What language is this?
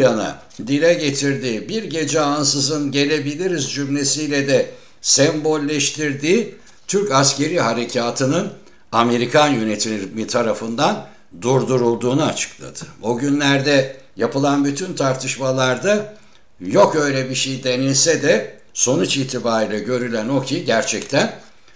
Turkish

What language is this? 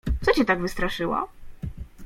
Polish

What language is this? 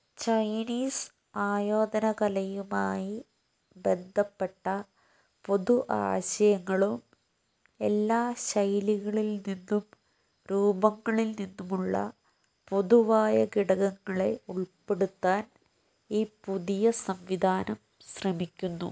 Malayalam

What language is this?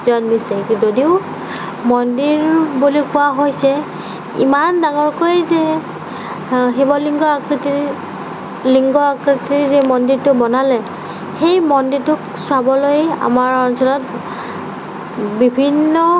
Assamese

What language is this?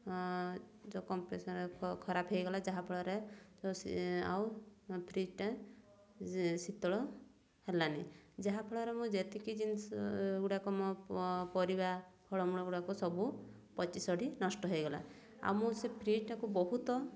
Odia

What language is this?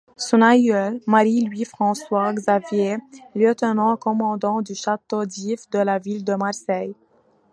French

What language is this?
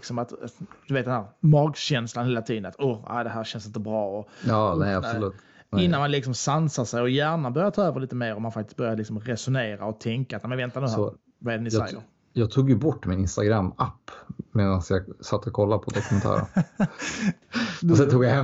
Swedish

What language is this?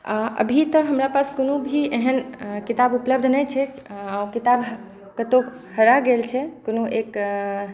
Maithili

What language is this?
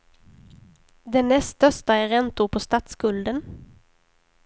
Swedish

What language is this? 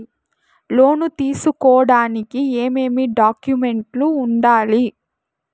Telugu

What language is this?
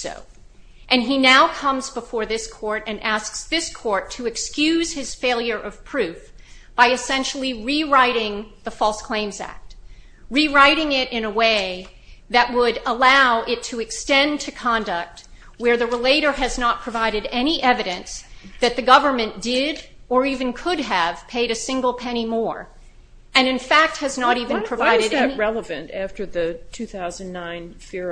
English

